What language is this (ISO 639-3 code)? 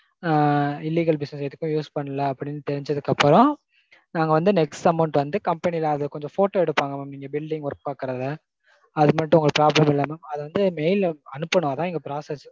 tam